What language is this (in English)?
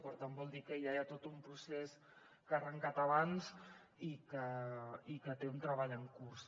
Catalan